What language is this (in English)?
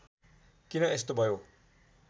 Nepali